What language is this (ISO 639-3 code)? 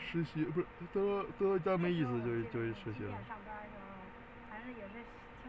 zho